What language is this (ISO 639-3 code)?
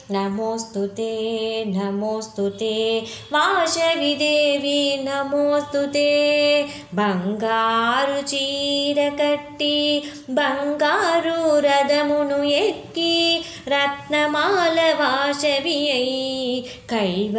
ron